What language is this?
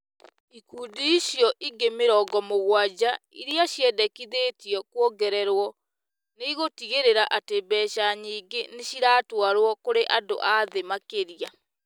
Kikuyu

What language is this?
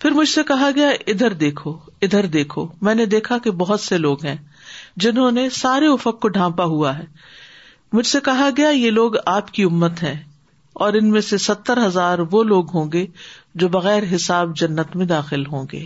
Urdu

